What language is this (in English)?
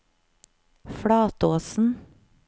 Norwegian